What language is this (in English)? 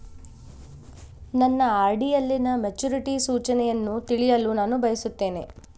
Kannada